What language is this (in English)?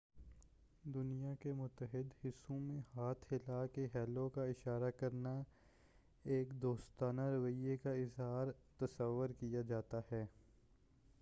Urdu